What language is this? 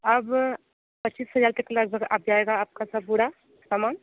Hindi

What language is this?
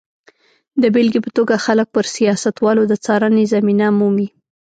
Pashto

